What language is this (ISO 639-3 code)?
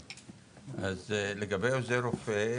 heb